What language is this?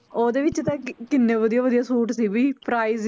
Punjabi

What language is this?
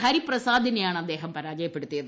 Malayalam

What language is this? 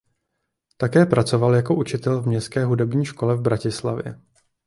Czech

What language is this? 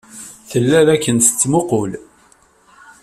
Kabyle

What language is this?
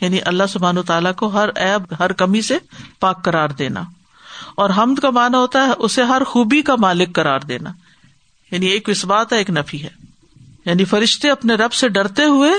Urdu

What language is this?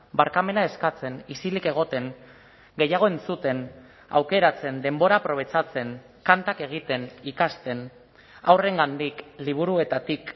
Basque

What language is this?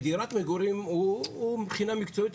Hebrew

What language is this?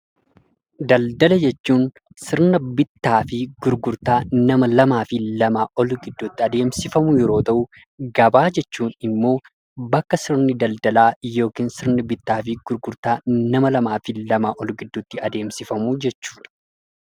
Oromo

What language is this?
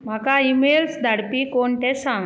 Konkani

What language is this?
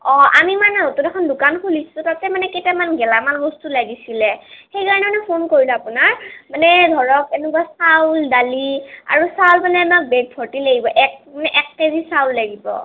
Assamese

